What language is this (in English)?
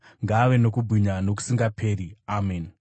Shona